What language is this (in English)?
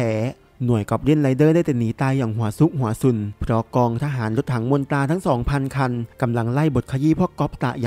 Thai